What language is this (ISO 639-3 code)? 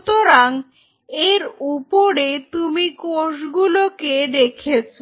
ben